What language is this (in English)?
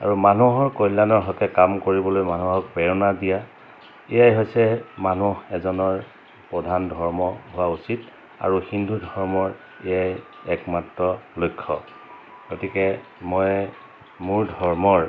Assamese